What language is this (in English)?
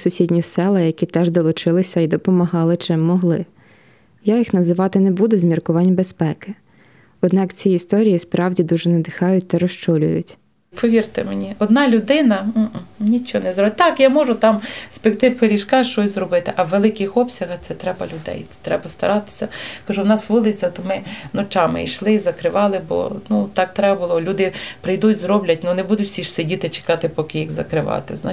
Ukrainian